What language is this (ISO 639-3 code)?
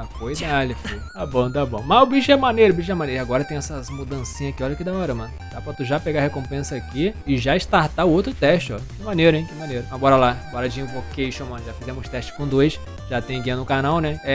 por